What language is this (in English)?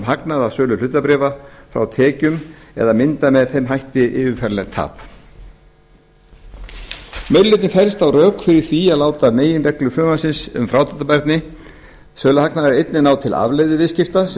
Icelandic